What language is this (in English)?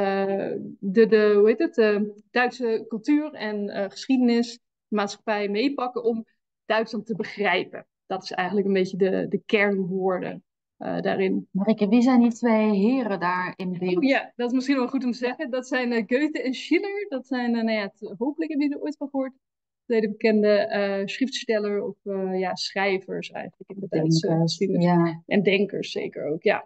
Dutch